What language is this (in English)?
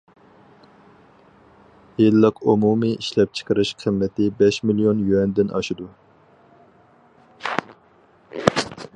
Uyghur